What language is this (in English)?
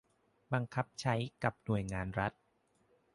Thai